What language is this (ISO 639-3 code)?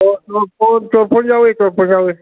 mni